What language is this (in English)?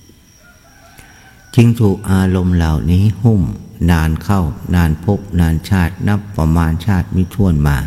Thai